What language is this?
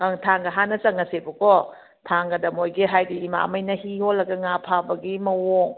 Manipuri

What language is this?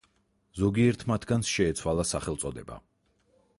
Georgian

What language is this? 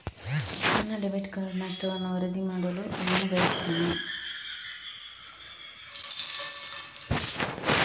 Kannada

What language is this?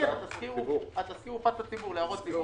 Hebrew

